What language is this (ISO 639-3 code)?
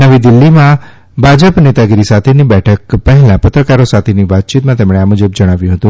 guj